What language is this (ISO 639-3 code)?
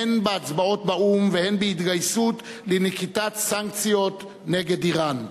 heb